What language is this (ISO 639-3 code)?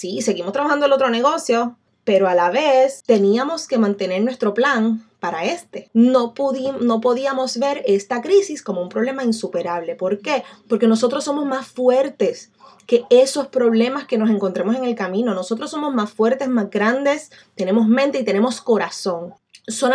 spa